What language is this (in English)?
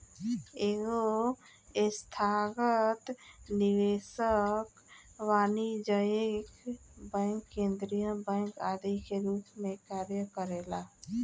Bhojpuri